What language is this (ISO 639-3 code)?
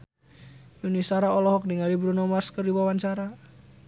sun